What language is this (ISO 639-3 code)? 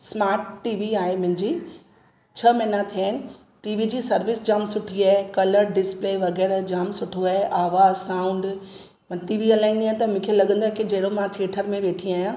snd